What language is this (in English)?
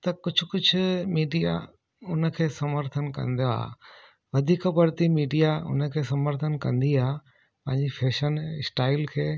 Sindhi